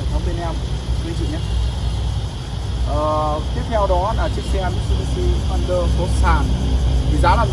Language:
Vietnamese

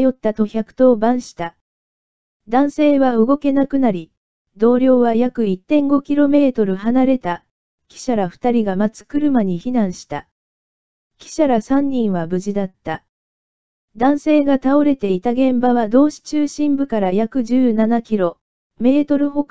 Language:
Japanese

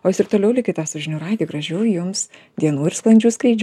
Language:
Lithuanian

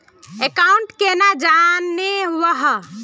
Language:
Magahi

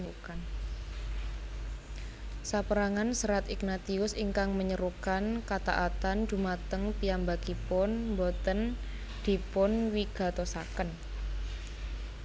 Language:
Javanese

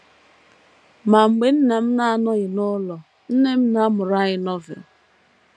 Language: Igbo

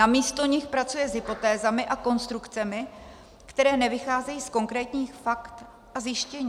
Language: Czech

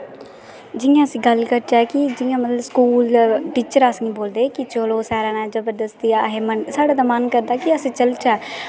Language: Dogri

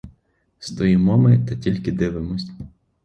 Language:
Ukrainian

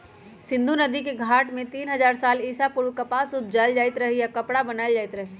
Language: Magahi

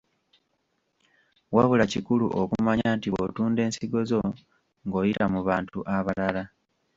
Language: Ganda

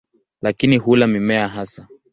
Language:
Swahili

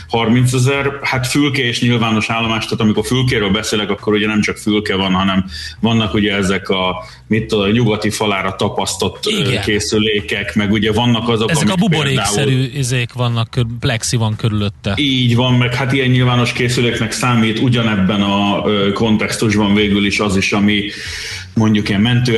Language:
Hungarian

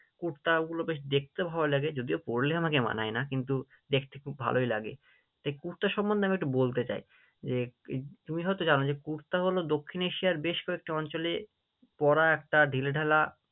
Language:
Bangla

